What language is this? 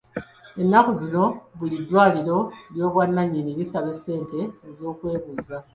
Ganda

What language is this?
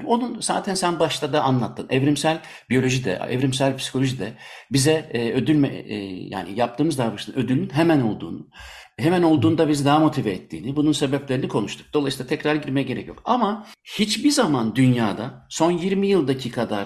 Turkish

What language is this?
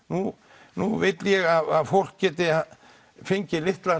Icelandic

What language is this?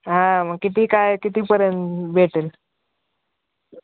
Marathi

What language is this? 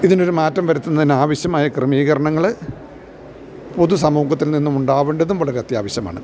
Malayalam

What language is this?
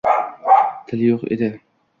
Uzbek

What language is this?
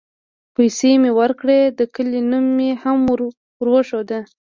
Pashto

